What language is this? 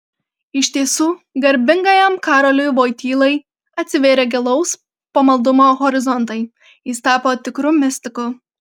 Lithuanian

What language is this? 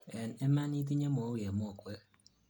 Kalenjin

